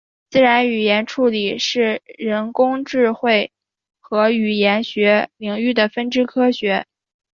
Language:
Chinese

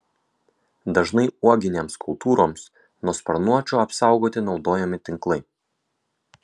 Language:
Lithuanian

